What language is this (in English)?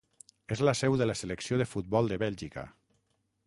Catalan